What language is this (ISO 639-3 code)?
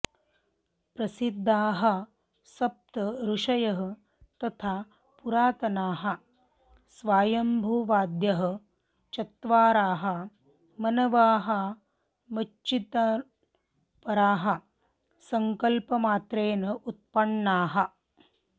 san